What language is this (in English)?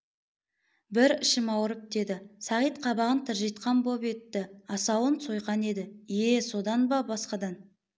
Kazakh